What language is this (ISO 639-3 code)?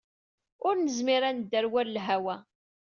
kab